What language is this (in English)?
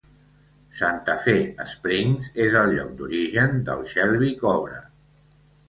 Catalan